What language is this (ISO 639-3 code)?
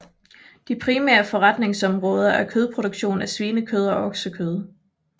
dan